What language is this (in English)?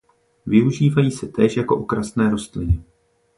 Czech